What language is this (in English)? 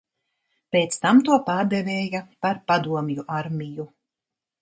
Latvian